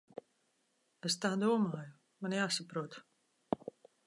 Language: Latvian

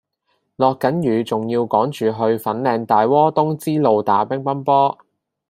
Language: Cantonese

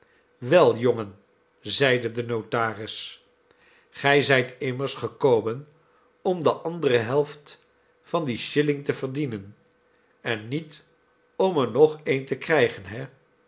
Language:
Dutch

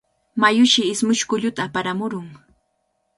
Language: Cajatambo North Lima Quechua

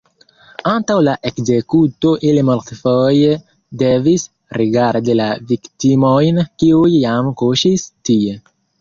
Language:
Esperanto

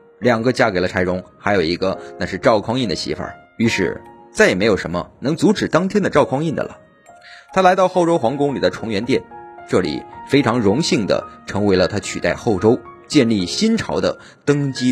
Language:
Chinese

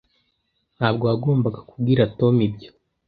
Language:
Kinyarwanda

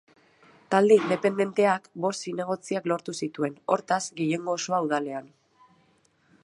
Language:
Basque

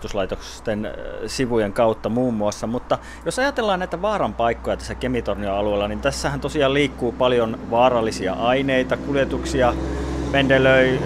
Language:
Finnish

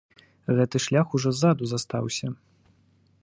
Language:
Belarusian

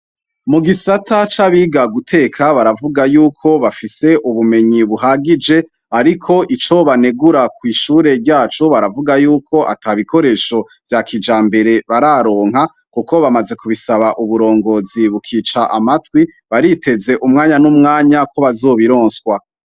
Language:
Rundi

